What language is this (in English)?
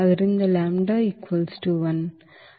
Kannada